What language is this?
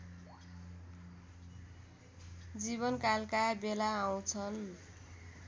Nepali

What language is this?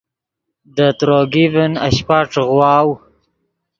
Yidgha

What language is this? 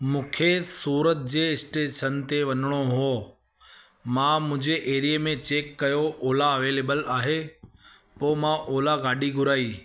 Sindhi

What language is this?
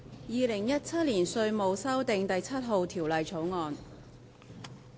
Cantonese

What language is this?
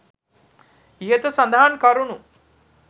Sinhala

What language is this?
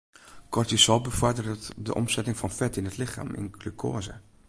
Western Frisian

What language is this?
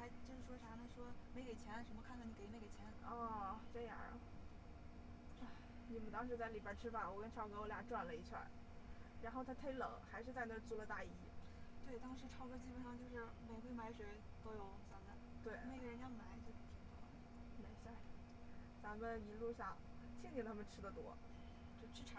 Chinese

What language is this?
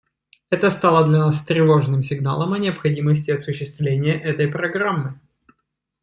Russian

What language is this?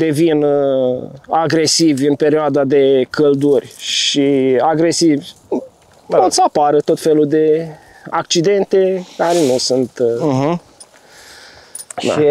Romanian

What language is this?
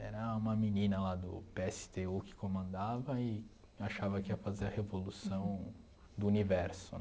Portuguese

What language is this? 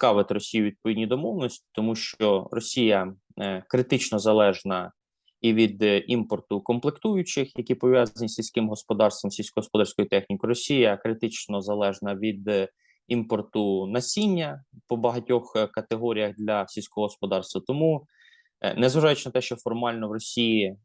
Ukrainian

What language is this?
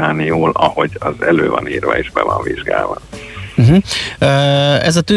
Hungarian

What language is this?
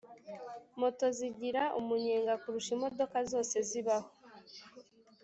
Kinyarwanda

